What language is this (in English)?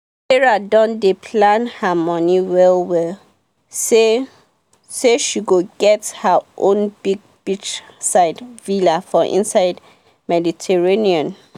Nigerian Pidgin